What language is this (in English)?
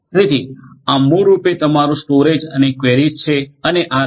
Gujarati